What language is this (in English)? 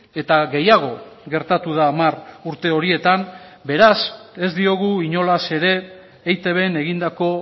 Basque